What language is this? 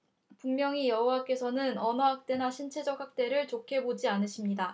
Korean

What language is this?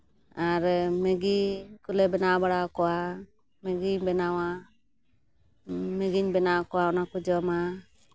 Santali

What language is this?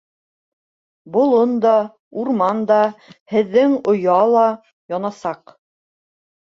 Bashkir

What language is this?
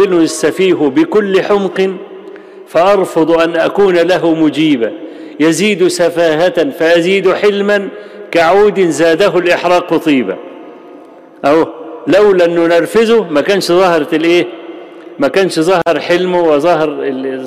Arabic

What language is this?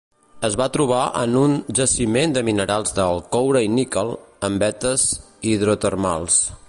Catalan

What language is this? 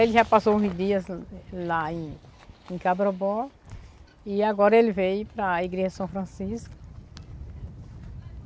Portuguese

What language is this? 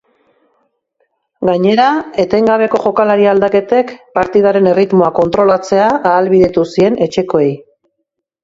Basque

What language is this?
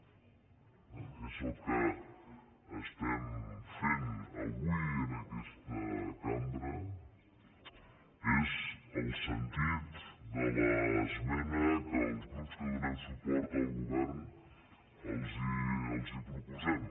Catalan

